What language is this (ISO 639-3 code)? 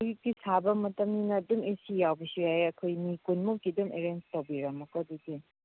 mni